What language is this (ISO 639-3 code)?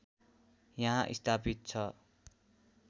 nep